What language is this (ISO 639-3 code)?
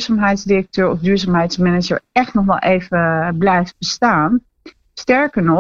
nld